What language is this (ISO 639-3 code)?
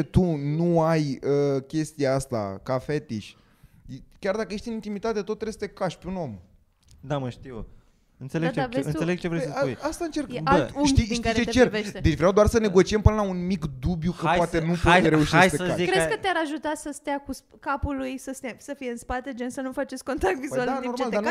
ron